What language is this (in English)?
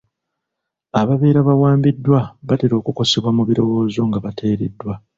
Ganda